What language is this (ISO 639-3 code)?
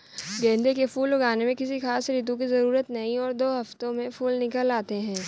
hin